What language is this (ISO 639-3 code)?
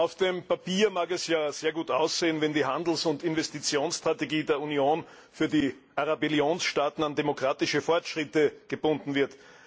deu